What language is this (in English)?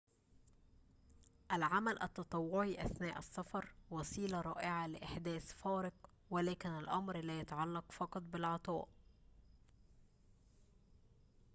Arabic